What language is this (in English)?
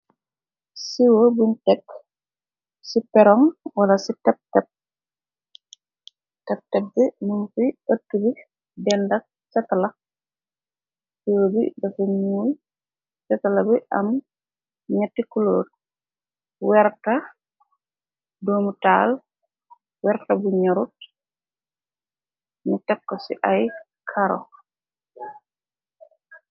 Wolof